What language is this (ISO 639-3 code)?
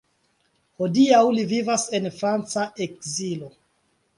epo